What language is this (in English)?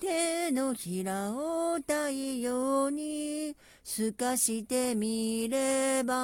Japanese